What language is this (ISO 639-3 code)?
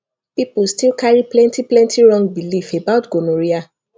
pcm